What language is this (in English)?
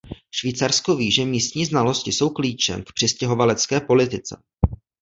Czech